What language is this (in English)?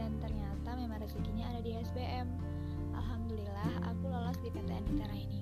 Indonesian